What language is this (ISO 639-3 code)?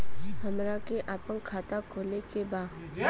bho